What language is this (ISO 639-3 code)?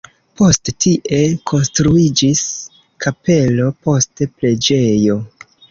epo